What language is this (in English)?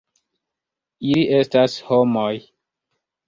Esperanto